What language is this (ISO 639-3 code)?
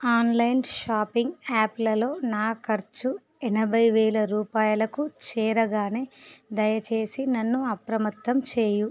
tel